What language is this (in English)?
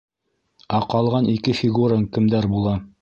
Bashkir